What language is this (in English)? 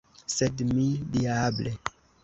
Esperanto